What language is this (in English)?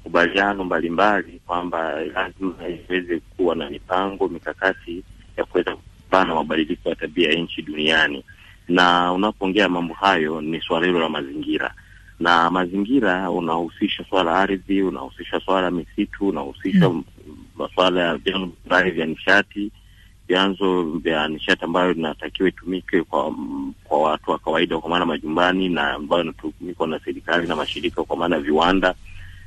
Swahili